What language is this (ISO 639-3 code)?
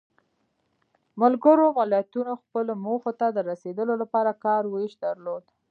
pus